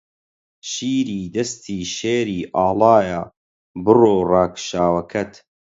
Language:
Central Kurdish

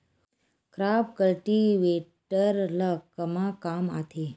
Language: Chhattisgarhi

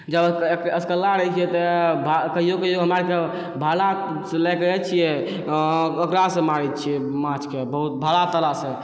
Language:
Maithili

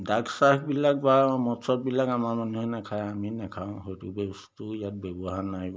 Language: Assamese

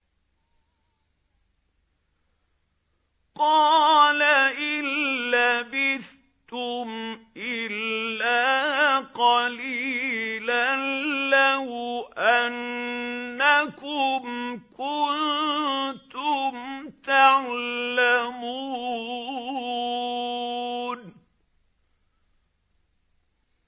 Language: Arabic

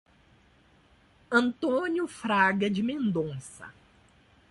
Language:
Portuguese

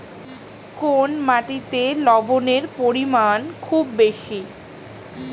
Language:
Bangla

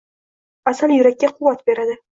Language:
Uzbek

